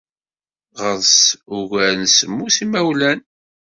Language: Kabyle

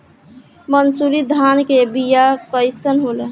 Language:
Bhojpuri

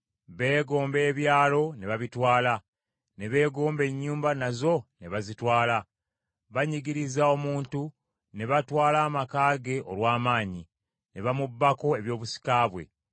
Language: Ganda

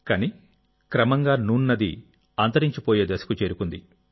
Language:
Telugu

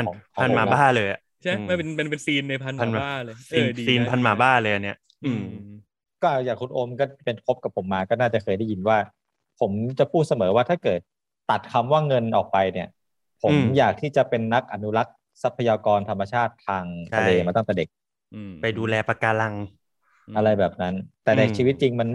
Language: Thai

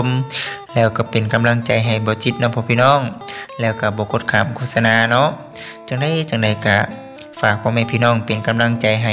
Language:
Thai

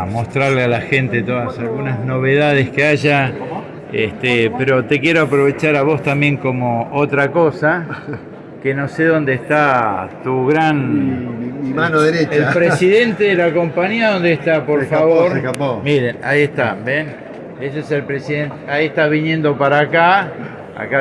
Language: Spanish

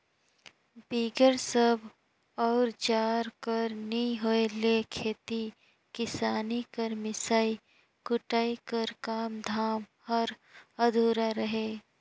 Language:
Chhattisgarhi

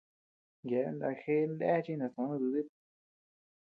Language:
Tepeuxila Cuicatec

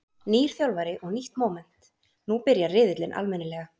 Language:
Icelandic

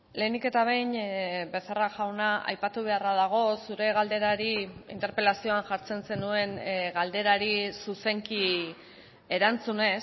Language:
Basque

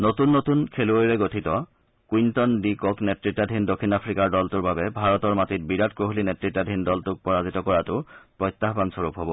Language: Assamese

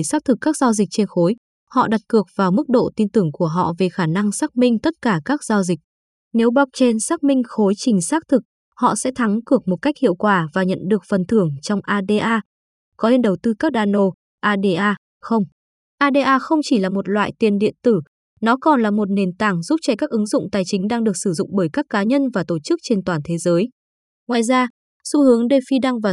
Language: Vietnamese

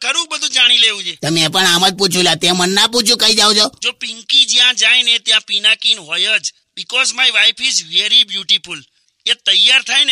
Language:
Hindi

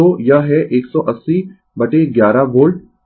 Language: Hindi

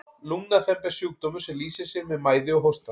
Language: Icelandic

